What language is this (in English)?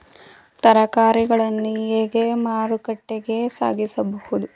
Kannada